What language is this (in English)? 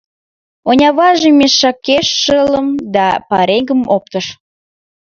Mari